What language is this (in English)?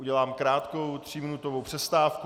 Czech